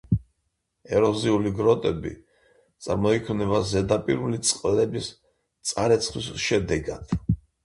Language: Georgian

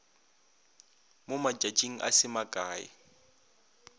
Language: Northern Sotho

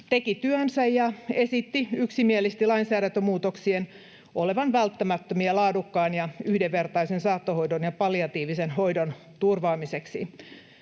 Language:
Finnish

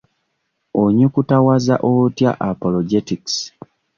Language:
Ganda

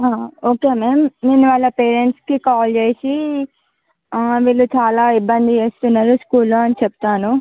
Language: Telugu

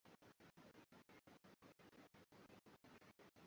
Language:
Swahili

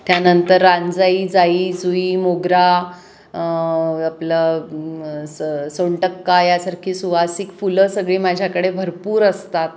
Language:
Marathi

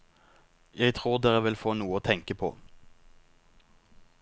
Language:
Norwegian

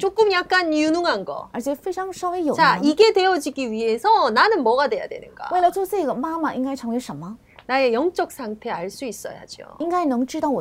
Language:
Korean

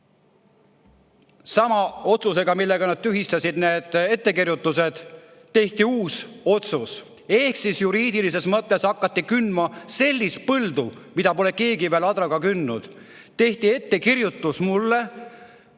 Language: Estonian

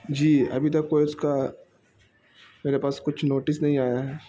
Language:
Urdu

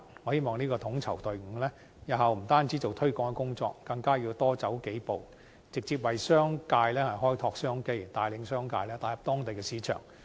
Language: Cantonese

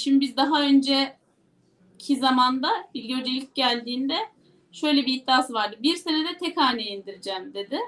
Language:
Turkish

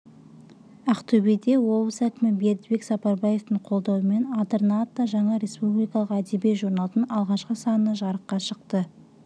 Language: Kazakh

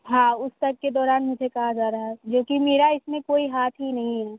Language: Hindi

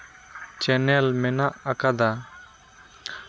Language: Santali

